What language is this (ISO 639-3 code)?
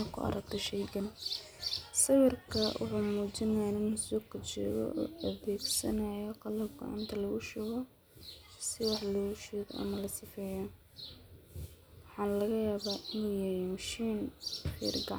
som